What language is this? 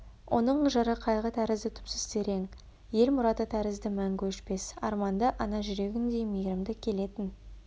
Kazakh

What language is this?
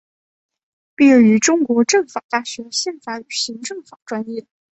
Chinese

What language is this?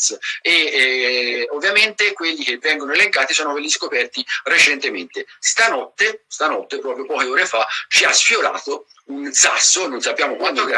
Italian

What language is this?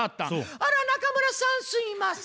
Japanese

